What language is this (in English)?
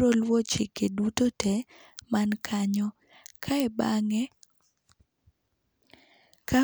Luo (Kenya and Tanzania)